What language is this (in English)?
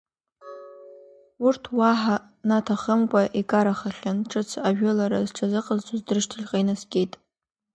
Abkhazian